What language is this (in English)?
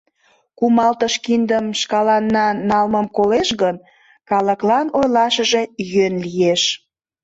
Mari